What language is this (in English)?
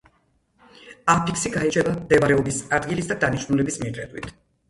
Georgian